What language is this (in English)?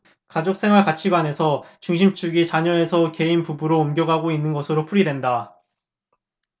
Korean